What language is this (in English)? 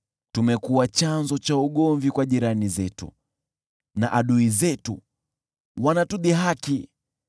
Swahili